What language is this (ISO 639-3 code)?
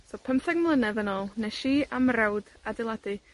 cym